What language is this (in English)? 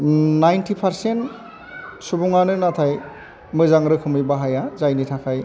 Bodo